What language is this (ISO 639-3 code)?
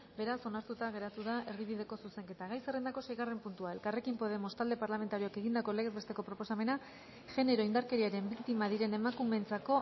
eus